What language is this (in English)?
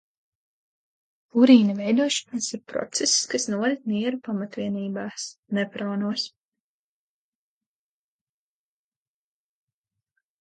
Latvian